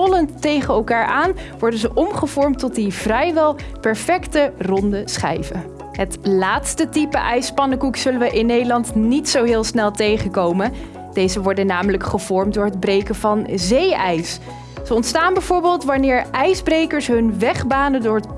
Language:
Dutch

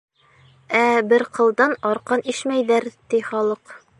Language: Bashkir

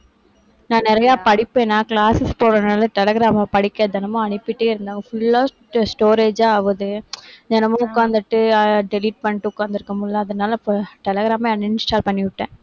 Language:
Tamil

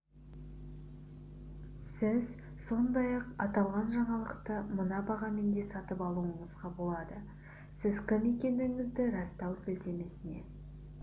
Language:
Kazakh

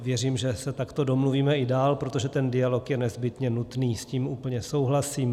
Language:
Czech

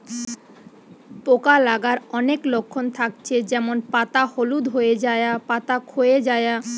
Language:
Bangla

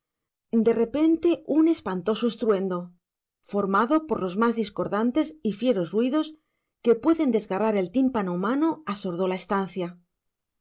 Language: Spanish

